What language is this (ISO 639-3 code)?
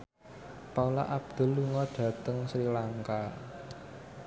jav